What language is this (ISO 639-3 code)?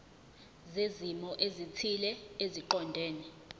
zul